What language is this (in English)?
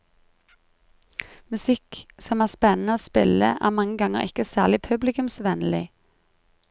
Norwegian